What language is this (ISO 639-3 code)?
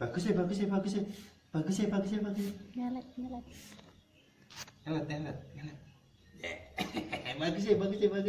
ind